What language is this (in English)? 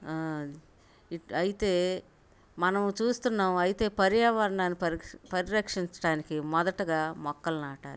Telugu